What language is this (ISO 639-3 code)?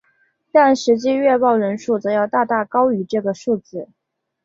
zho